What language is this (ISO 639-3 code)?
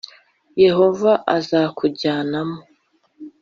kin